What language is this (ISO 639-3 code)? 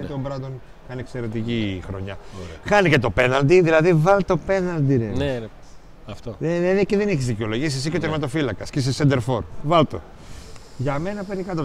ell